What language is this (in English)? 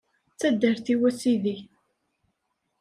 Kabyle